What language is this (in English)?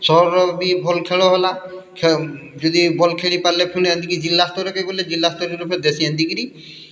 Odia